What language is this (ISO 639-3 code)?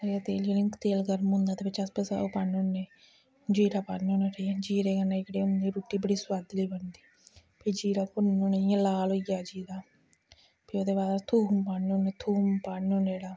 doi